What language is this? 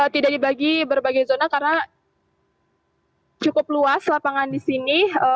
Indonesian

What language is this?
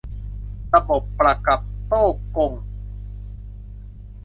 Thai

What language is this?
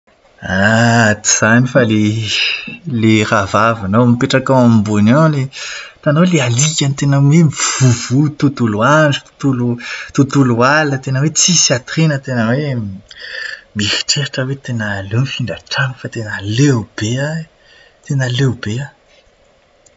Malagasy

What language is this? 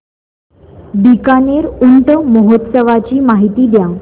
Marathi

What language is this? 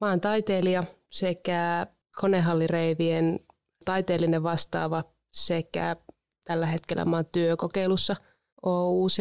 Finnish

